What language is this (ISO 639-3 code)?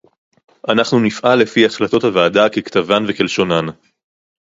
heb